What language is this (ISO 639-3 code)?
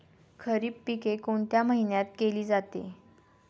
mar